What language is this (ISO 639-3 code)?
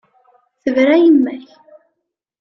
kab